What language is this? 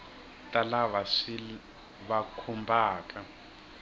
Tsonga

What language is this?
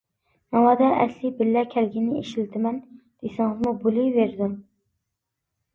Uyghur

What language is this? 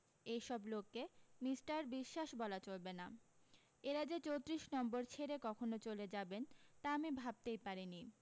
Bangla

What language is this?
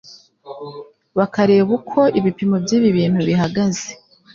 Kinyarwanda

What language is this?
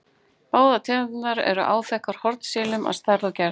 Icelandic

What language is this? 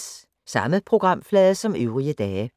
Danish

